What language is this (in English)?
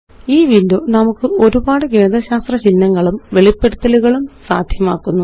Malayalam